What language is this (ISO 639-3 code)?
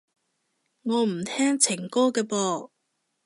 yue